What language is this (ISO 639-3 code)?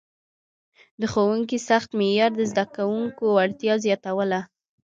pus